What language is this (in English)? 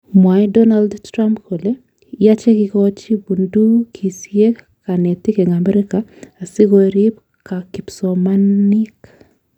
Kalenjin